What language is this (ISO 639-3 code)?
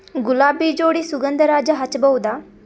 kan